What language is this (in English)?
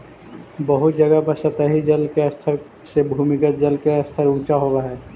Magahi